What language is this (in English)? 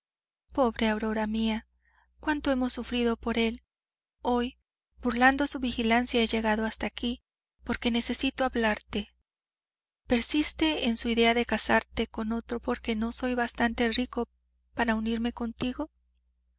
Spanish